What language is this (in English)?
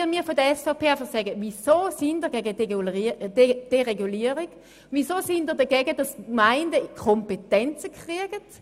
Swiss German